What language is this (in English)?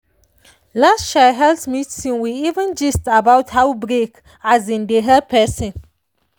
Nigerian Pidgin